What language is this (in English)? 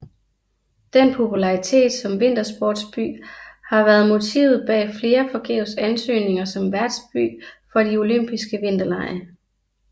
Danish